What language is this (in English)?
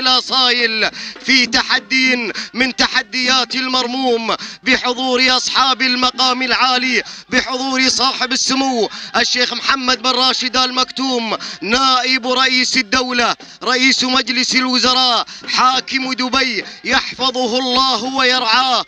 Arabic